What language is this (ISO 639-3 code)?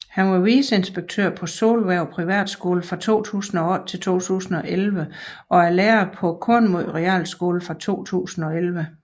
dan